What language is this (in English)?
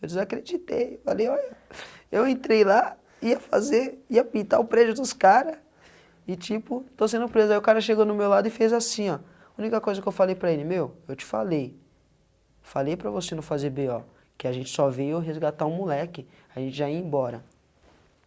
Portuguese